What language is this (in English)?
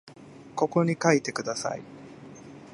Japanese